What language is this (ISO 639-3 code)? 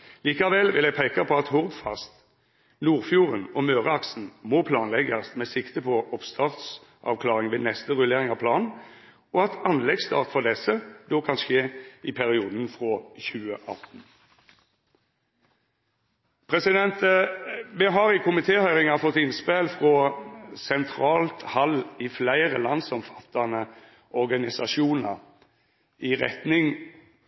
nno